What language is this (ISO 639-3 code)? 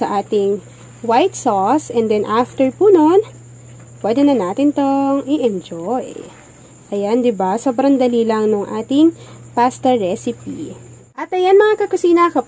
fil